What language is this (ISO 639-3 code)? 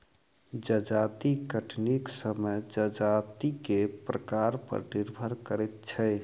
mai